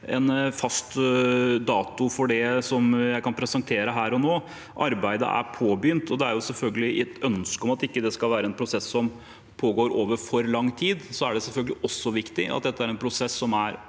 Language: Norwegian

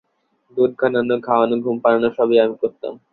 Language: Bangla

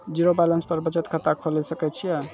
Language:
Maithili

